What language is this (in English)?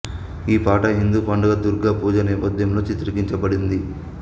Telugu